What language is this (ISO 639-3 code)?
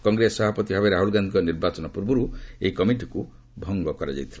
ori